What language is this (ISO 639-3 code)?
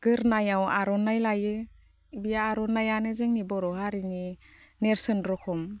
brx